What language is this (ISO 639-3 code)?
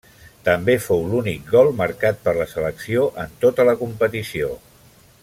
cat